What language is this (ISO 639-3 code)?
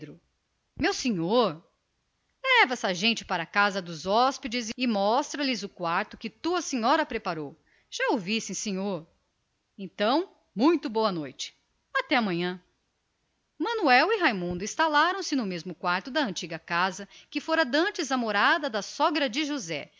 por